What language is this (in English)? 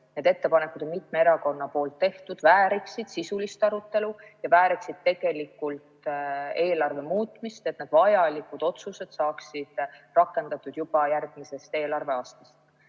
Estonian